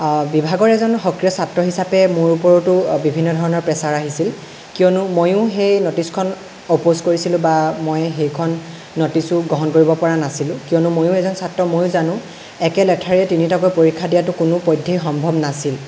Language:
Assamese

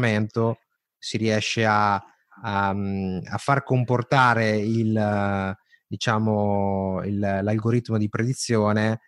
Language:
Italian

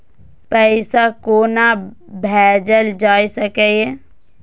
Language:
Maithili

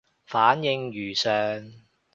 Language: Cantonese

